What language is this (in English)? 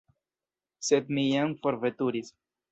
Esperanto